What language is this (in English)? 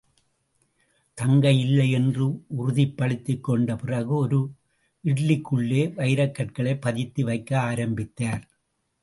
Tamil